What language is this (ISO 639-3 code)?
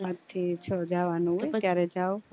guj